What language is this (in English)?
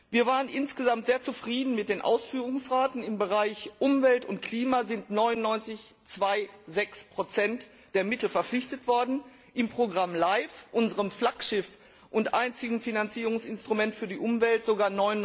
German